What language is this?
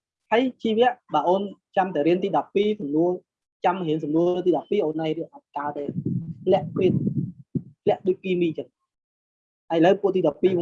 Vietnamese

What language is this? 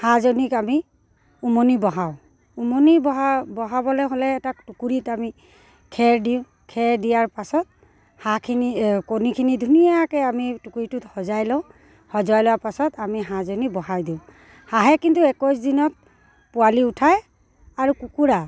Assamese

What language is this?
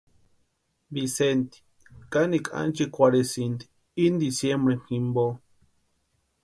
Western Highland Purepecha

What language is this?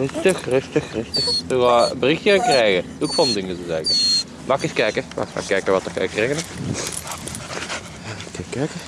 Dutch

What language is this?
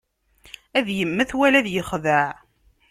Kabyle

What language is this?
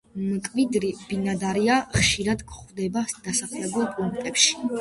Georgian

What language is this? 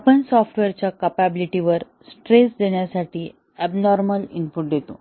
Marathi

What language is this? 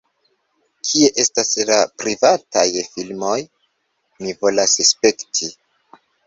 Esperanto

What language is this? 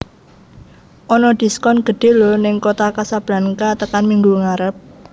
Javanese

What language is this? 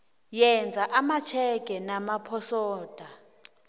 South Ndebele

